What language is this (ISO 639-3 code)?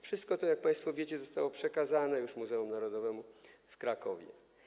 pol